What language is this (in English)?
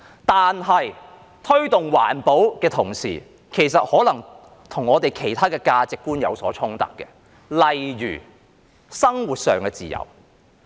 Cantonese